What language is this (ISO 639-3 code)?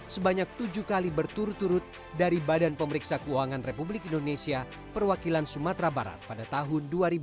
ind